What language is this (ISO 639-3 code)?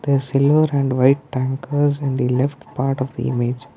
eng